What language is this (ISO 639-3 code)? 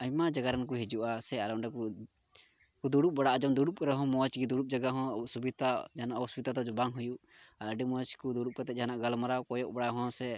sat